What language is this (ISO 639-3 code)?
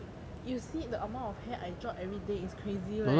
eng